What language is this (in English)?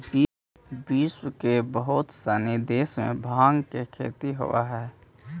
Magahi